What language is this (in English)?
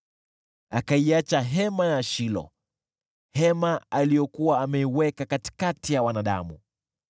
Swahili